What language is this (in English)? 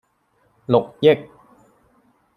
Cantonese